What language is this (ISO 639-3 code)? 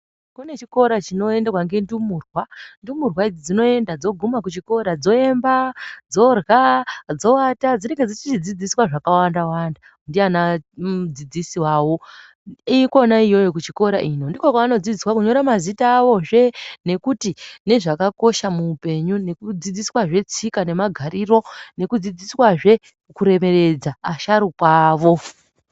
ndc